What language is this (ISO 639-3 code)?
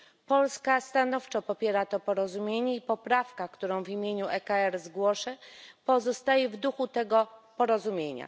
pol